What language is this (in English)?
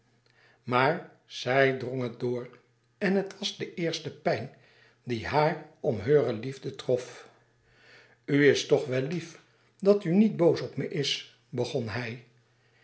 Dutch